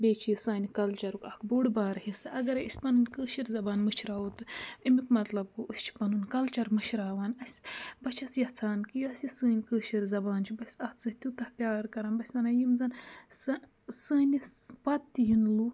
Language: Kashmiri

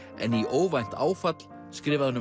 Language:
Icelandic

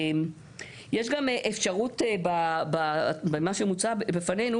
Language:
Hebrew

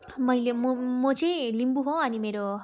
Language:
Nepali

